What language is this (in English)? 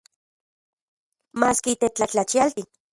Central Puebla Nahuatl